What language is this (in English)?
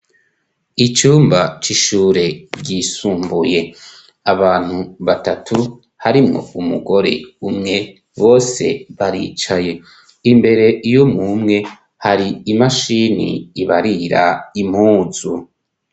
Rundi